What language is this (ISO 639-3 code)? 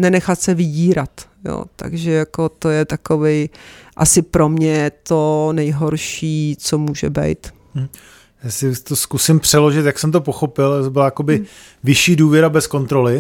ces